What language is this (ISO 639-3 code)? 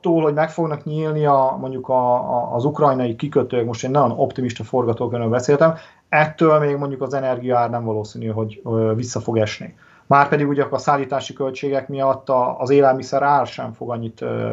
hun